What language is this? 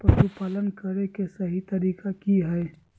Magahi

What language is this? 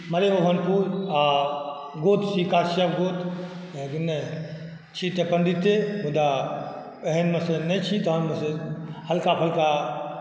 Maithili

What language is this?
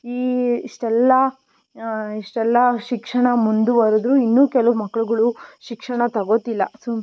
Kannada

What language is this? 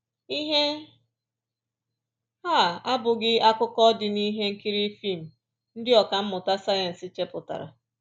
Igbo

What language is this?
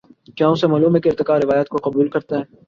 Urdu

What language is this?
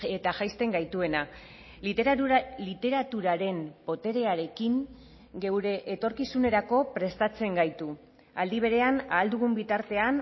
Basque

